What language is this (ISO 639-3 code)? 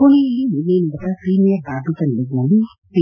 kan